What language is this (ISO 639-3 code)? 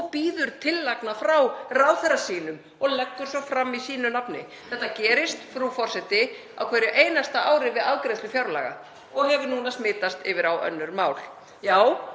isl